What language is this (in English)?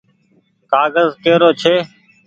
Goaria